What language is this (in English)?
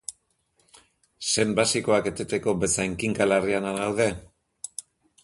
Basque